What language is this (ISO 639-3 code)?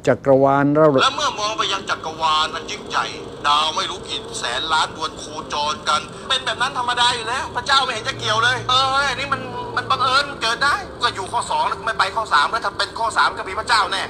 tha